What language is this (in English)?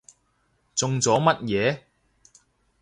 Cantonese